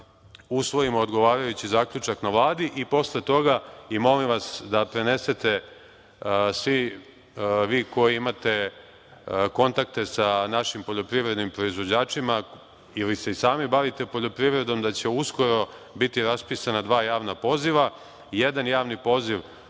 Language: Serbian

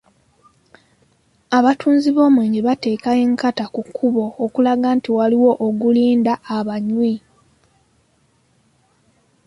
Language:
Ganda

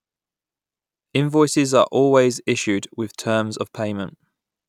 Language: English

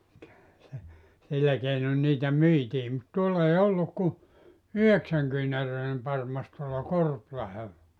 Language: Finnish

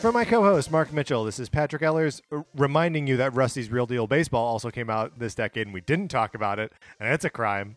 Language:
English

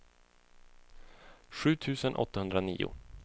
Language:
Swedish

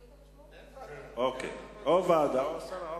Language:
Hebrew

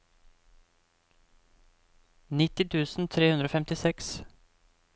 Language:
Norwegian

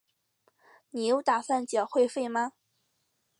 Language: Chinese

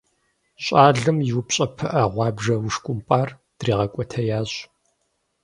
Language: Kabardian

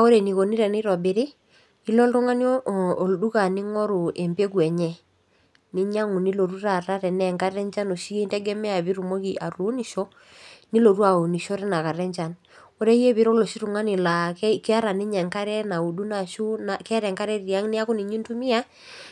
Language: Masai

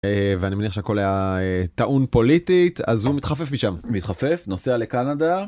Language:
Hebrew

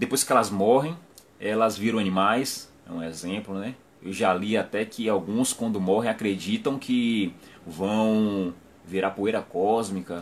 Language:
Portuguese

